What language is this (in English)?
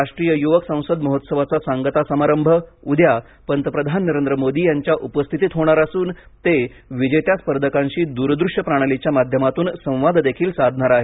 Marathi